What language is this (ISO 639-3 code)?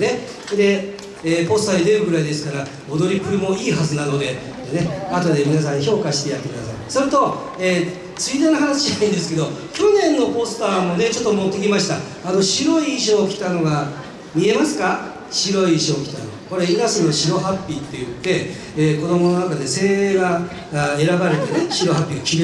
jpn